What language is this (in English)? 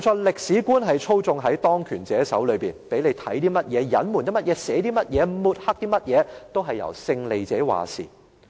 Cantonese